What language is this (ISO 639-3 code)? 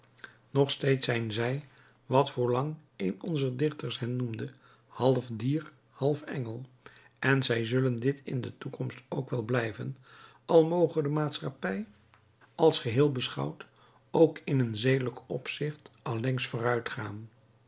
nld